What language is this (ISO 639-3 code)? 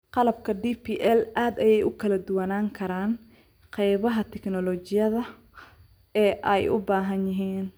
som